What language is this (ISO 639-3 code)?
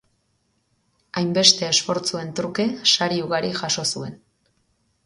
eus